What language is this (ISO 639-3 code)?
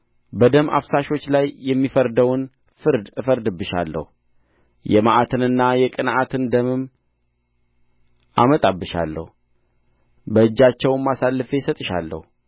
amh